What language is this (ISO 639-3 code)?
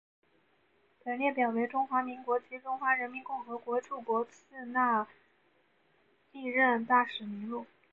zho